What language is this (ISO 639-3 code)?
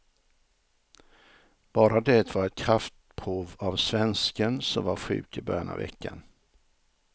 swe